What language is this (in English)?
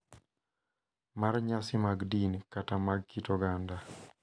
Luo (Kenya and Tanzania)